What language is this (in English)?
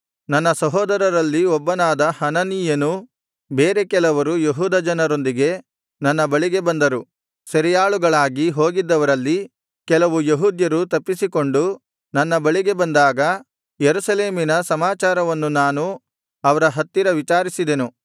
Kannada